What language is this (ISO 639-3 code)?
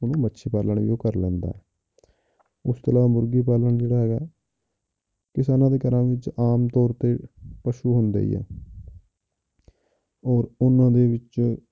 pan